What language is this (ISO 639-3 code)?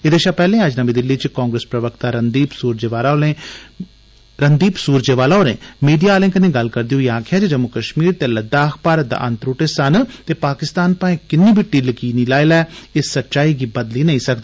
doi